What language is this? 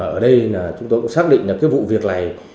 Vietnamese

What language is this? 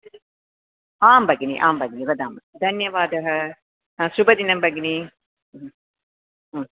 Sanskrit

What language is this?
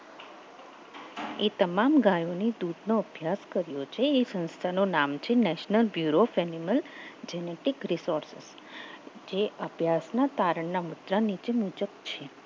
Gujarati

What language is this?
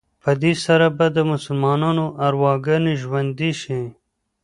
Pashto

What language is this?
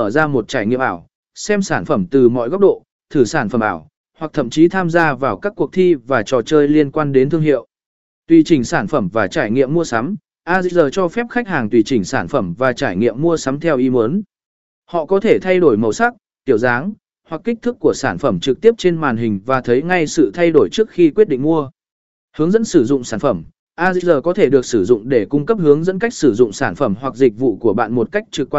Vietnamese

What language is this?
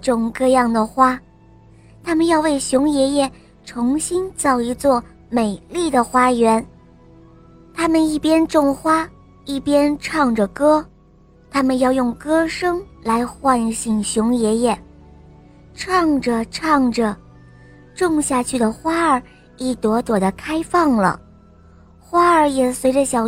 Chinese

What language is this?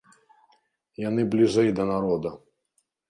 Belarusian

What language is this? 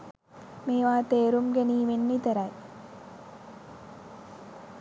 Sinhala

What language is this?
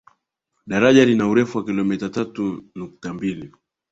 Swahili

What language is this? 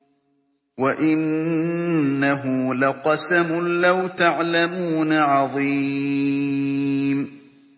Arabic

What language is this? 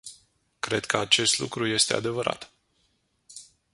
Romanian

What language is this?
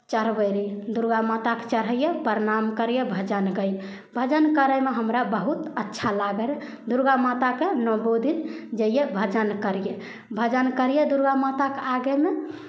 Maithili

